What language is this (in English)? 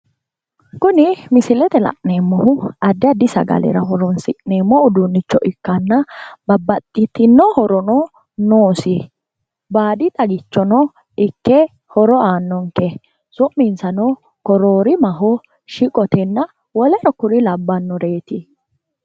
Sidamo